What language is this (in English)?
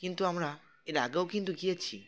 Bangla